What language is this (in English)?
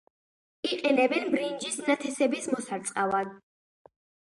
Georgian